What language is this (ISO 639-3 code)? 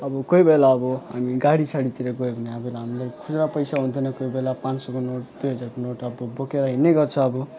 nep